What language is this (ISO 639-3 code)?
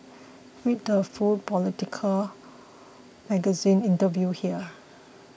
eng